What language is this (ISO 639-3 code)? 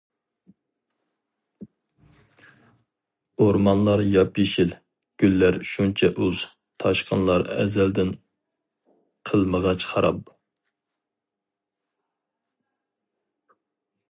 uig